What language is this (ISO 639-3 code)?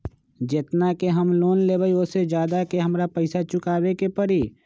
mag